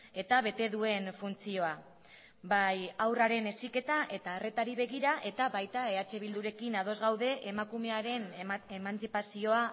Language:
Basque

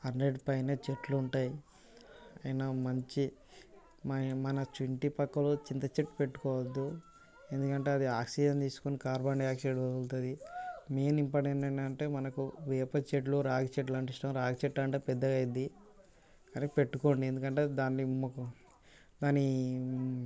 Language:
Telugu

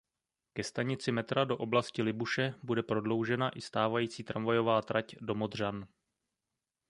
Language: Czech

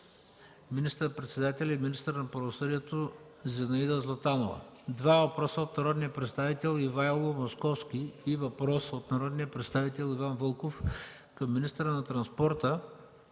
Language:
Bulgarian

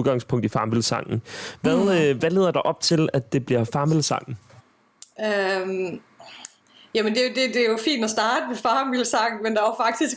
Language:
Danish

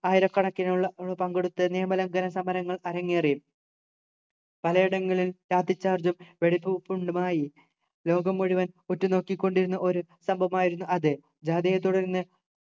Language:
Malayalam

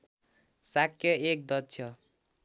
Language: Nepali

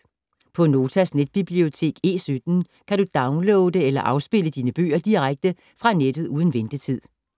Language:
Danish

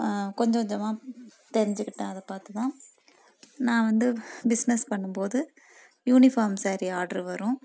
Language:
Tamil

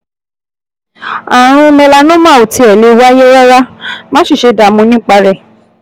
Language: Yoruba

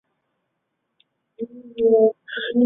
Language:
Chinese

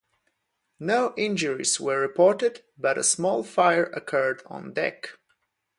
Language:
English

